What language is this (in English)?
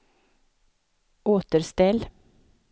Swedish